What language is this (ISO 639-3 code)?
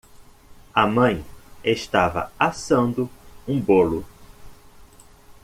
por